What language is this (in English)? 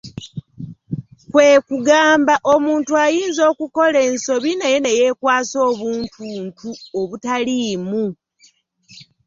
Ganda